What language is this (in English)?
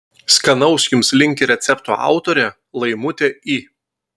Lithuanian